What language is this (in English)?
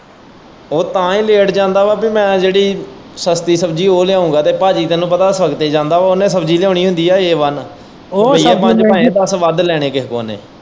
Punjabi